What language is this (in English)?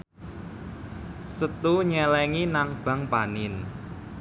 Javanese